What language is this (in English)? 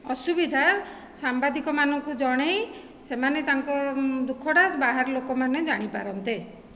Odia